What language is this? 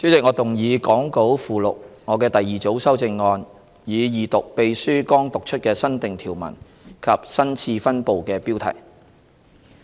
Cantonese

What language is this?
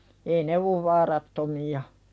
Finnish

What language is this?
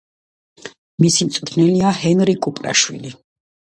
Georgian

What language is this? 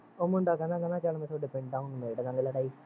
Punjabi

